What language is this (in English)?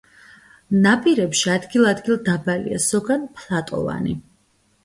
Georgian